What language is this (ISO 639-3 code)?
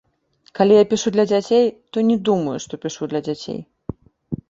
bel